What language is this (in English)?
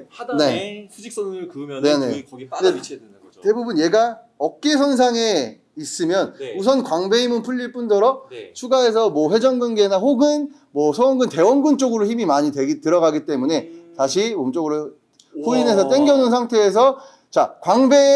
Korean